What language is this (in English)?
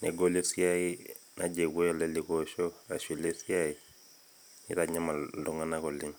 Masai